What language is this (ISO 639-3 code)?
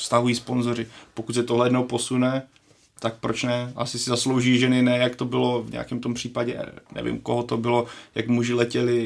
ces